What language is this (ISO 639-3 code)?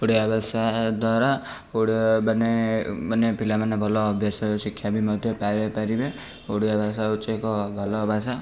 ori